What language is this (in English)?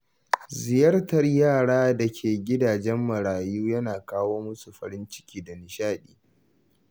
Hausa